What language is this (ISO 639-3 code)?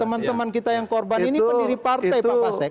ind